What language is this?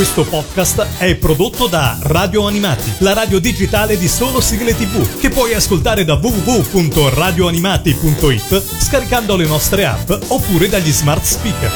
Italian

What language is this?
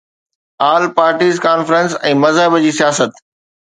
Sindhi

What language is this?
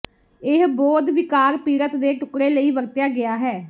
Punjabi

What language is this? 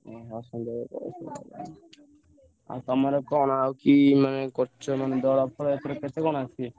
Odia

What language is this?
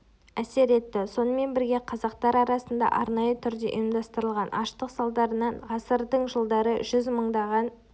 Kazakh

